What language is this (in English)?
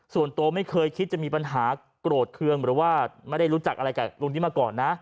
Thai